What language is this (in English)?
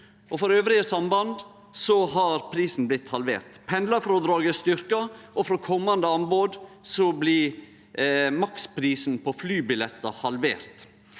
Norwegian